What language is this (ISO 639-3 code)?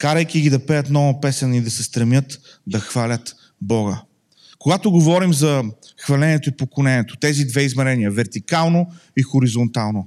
bul